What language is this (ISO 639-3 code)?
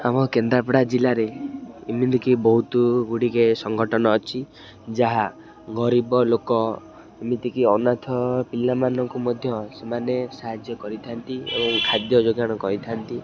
ori